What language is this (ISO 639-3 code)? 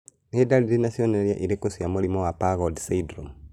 kik